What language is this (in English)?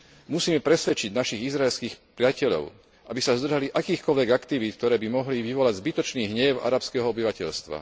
Slovak